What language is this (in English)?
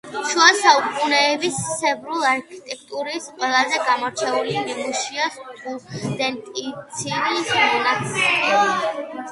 Georgian